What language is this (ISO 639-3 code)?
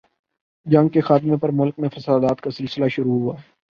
urd